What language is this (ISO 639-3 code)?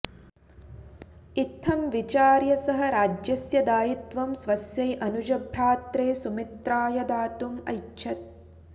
san